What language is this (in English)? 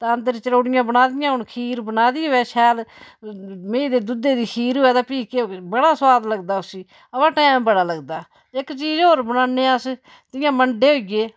Dogri